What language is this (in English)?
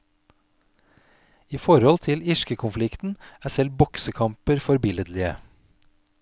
Norwegian